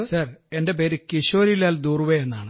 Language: Malayalam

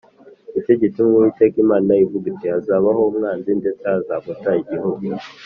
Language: Kinyarwanda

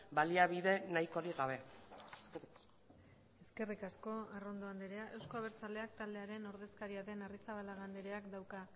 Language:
Basque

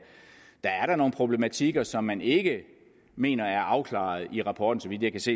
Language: Danish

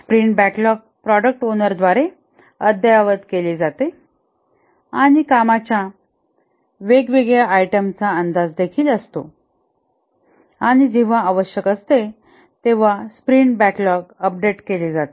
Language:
Marathi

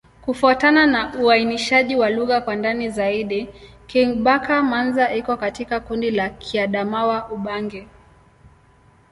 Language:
Swahili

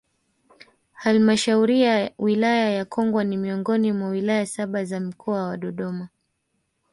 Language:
Swahili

